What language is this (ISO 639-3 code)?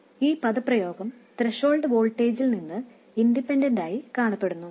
mal